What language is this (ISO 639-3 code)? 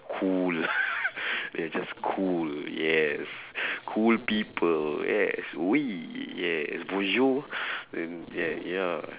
eng